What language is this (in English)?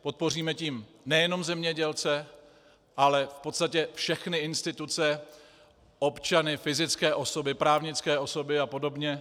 Czech